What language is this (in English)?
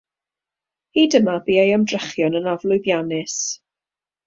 Welsh